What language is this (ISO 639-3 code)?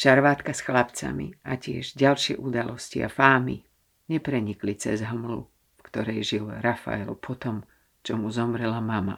slk